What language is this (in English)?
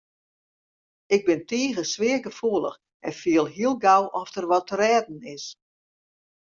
Western Frisian